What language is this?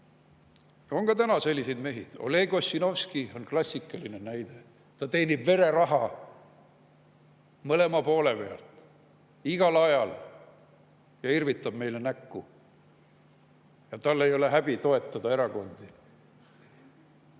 Estonian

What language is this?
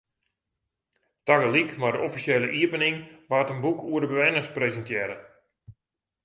Western Frisian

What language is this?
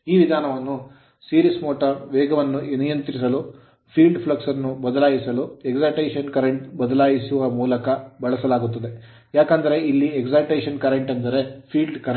Kannada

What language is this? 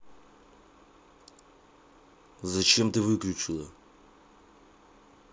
Russian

